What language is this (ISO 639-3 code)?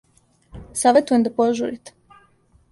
srp